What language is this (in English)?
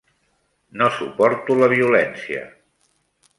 Catalan